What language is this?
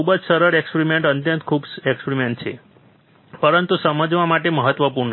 Gujarati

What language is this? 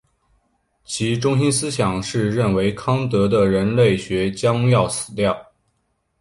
Chinese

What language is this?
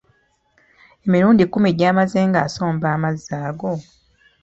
Ganda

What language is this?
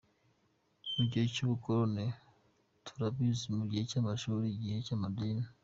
Kinyarwanda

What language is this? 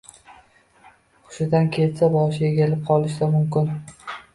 Uzbek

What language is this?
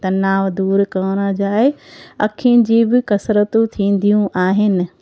Sindhi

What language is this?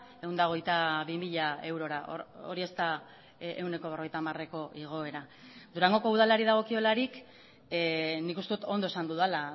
Basque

